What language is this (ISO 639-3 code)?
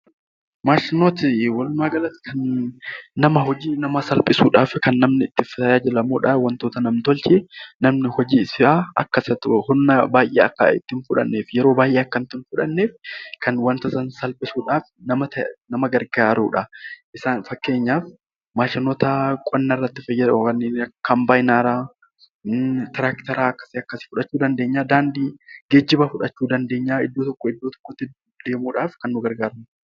orm